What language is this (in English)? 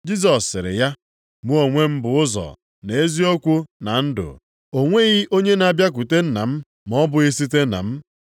Igbo